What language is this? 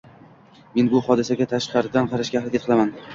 Uzbek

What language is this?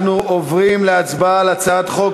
Hebrew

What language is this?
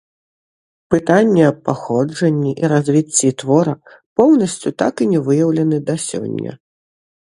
Belarusian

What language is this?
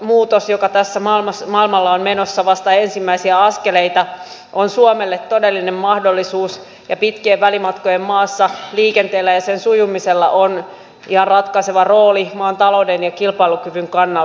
Finnish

